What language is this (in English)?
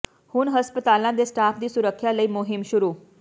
Punjabi